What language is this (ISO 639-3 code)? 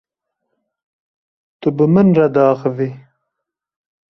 kur